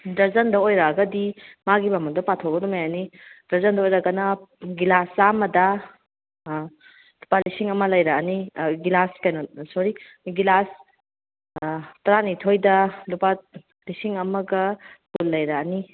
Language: Manipuri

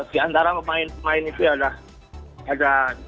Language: Indonesian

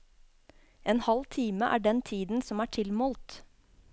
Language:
Norwegian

